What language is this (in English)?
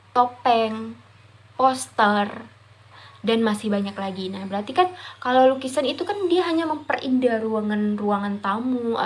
Indonesian